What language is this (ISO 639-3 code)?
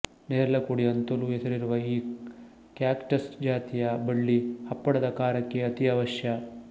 kan